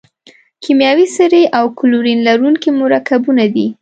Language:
Pashto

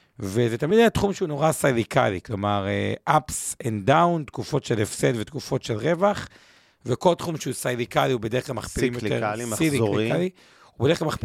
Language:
Hebrew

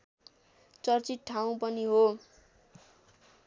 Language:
Nepali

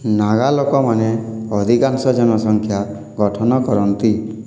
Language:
Odia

